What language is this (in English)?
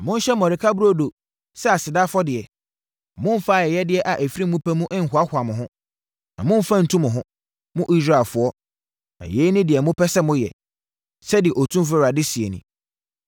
Akan